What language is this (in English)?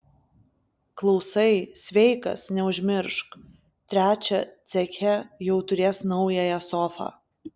Lithuanian